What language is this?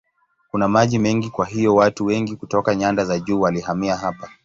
Swahili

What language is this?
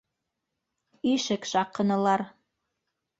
Bashkir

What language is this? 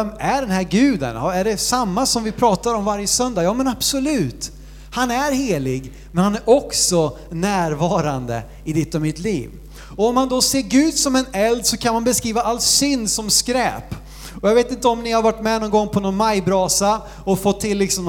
Swedish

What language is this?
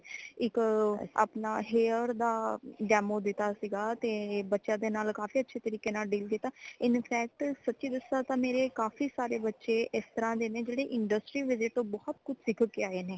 Punjabi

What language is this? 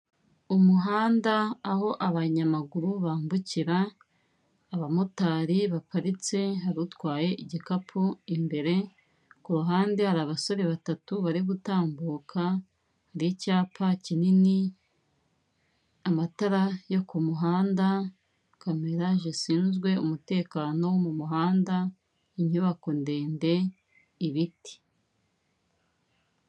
Kinyarwanda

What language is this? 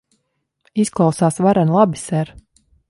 Latvian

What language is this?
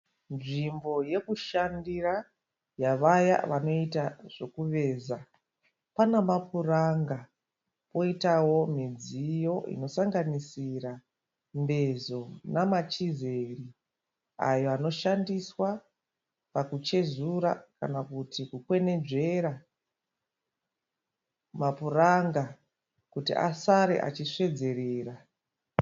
Shona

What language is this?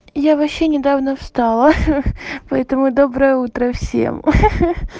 Russian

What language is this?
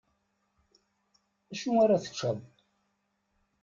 Kabyle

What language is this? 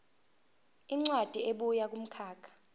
Zulu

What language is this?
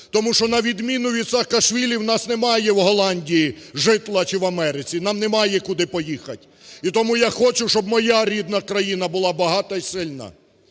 Ukrainian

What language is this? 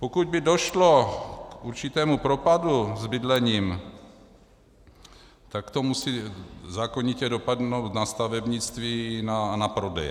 Czech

